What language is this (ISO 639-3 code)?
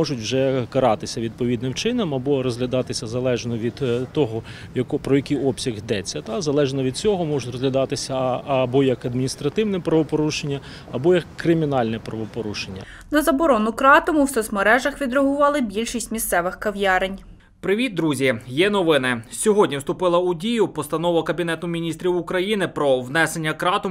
ukr